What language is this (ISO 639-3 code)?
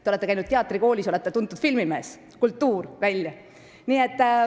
est